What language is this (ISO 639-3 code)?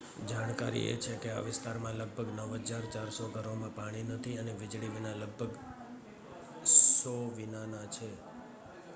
guj